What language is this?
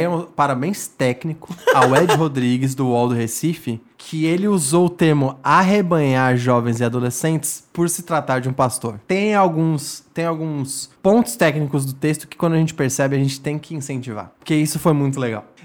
Portuguese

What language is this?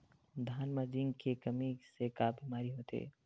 Chhattisgarhi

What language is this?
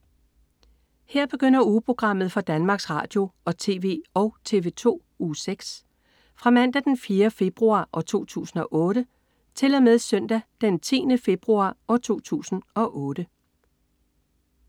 Danish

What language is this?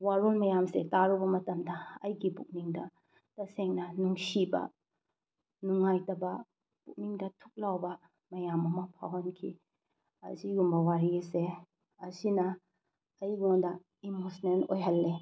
Manipuri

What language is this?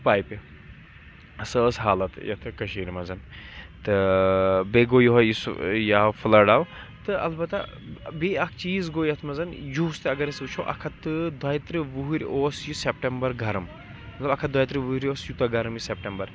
Kashmiri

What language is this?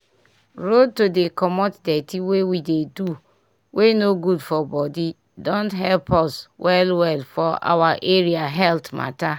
Nigerian Pidgin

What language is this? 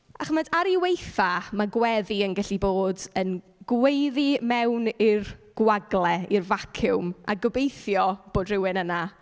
Welsh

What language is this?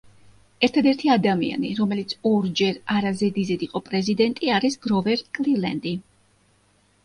Georgian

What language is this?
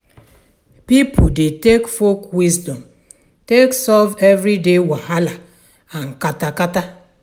Nigerian Pidgin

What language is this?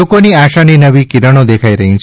Gujarati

